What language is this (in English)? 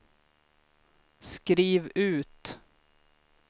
Swedish